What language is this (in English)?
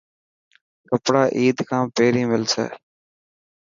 Dhatki